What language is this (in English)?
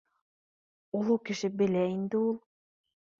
Bashkir